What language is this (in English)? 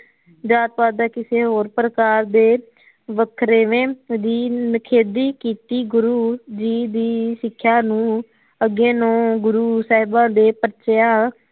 Punjabi